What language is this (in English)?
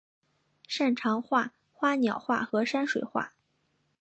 Chinese